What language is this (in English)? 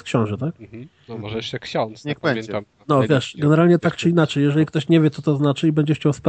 Polish